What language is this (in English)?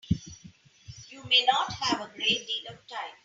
English